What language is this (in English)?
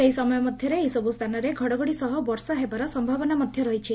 Odia